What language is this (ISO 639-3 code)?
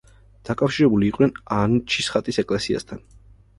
kat